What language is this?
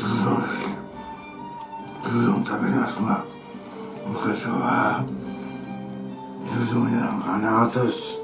Japanese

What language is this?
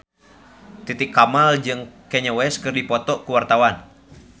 Sundanese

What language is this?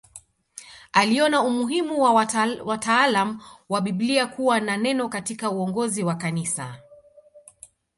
Swahili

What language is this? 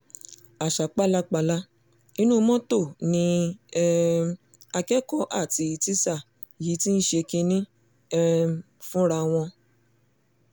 Yoruba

